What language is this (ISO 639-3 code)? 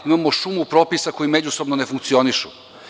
srp